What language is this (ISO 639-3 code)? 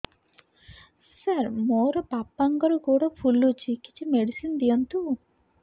ori